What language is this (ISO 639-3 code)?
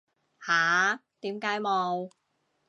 yue